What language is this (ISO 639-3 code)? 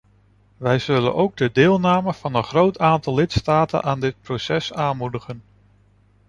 nld